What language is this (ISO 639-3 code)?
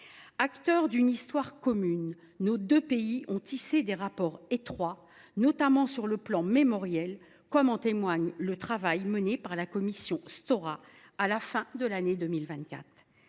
fra